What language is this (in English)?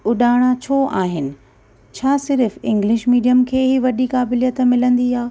Sindhi